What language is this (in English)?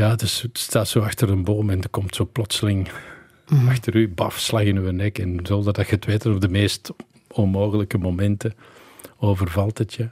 Dutch